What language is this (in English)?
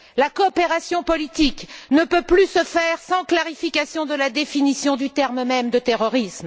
French